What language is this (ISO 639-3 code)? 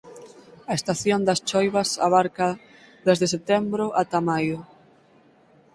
glg